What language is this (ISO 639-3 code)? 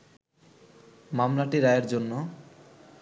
ben